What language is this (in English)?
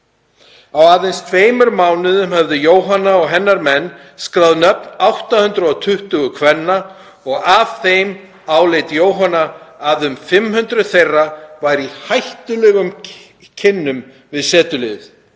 Icelandic